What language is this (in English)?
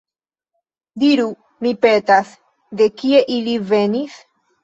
Esperanto